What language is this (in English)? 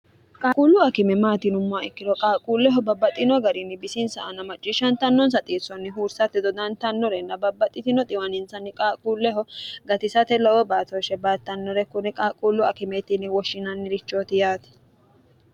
Sidamo